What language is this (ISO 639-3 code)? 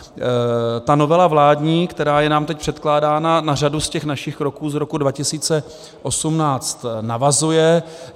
ces